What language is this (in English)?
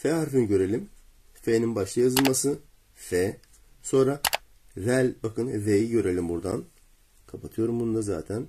Turkish